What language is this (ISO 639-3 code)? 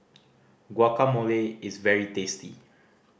eng